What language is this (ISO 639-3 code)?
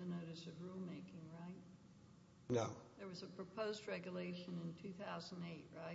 eng